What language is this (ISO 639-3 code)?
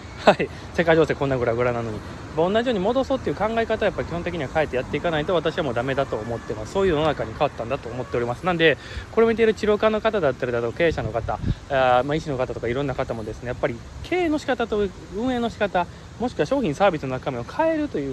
jpn